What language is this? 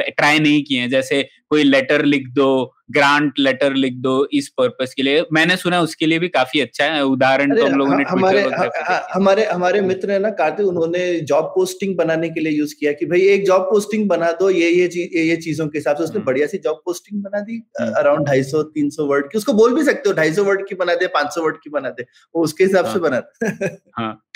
Hindi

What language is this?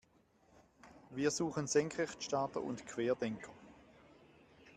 German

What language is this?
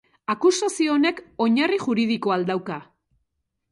Basque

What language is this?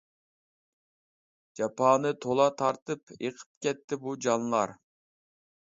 Uyghur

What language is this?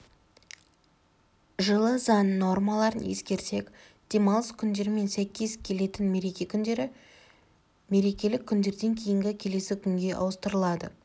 Kazakh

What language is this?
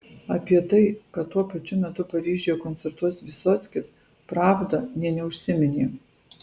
Lithuanian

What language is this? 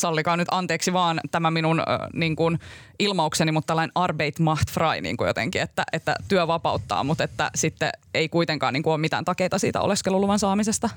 Finnish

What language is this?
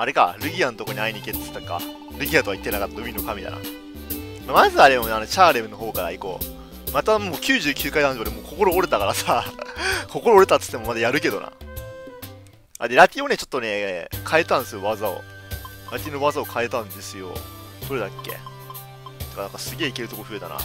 Japanese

